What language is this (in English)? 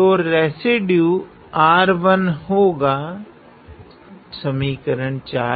Hindi